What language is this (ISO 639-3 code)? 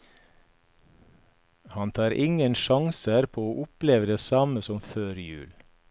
nor